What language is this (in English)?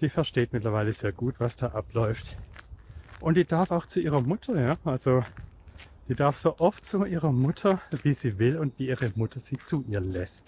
German